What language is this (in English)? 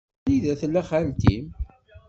Kabyle